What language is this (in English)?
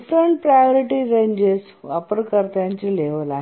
Marathi